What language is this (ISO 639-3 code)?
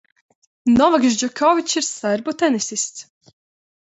lav